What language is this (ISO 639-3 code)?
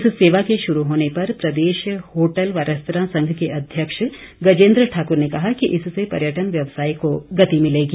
hin